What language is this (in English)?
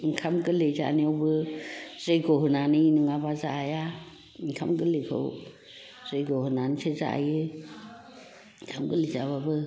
Bodo